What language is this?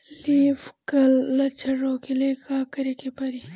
Bhojpuri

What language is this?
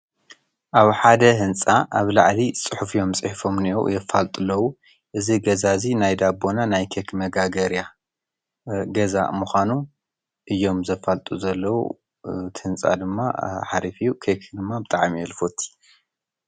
Tigrinya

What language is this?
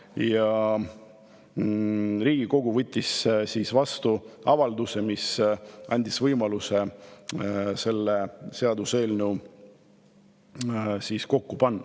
Estonian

